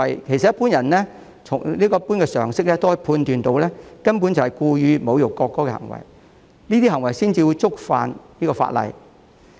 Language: Cantonese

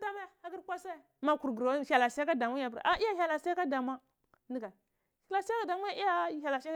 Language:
Cibak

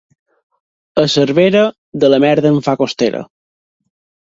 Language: Catalan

